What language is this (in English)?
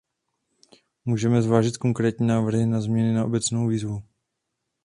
Czech